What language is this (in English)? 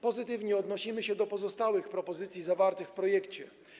Polish